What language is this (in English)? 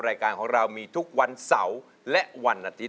Thai